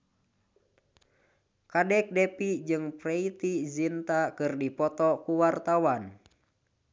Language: Sundanese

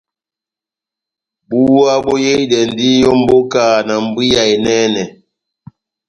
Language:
Batanga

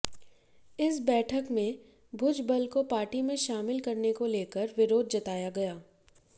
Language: Hindi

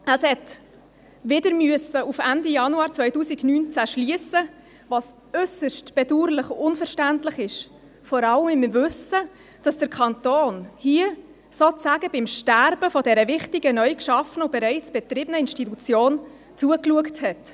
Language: Swiss German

